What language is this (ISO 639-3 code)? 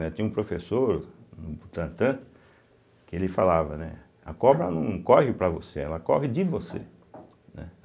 por